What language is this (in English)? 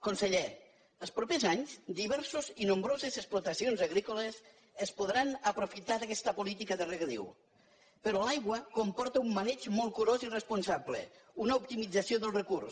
Catalan